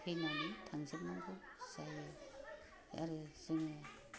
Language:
Bodo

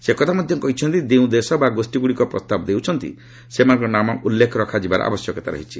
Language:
Odia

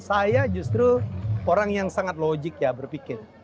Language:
Indonesian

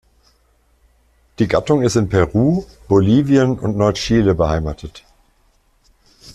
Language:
German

